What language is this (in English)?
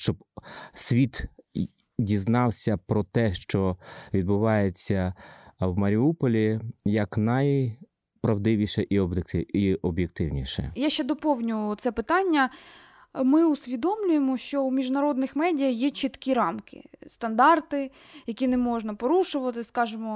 Ukrainian